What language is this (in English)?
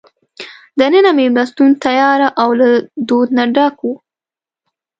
Pashto